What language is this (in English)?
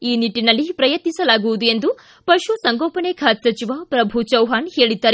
Kannada